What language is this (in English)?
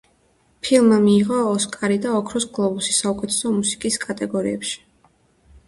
Georgian